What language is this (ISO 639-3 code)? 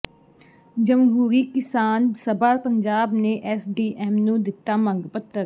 pan